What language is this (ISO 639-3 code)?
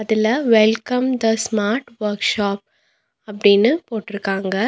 tam